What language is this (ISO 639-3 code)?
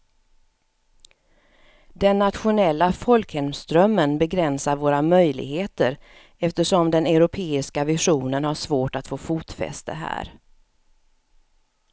swe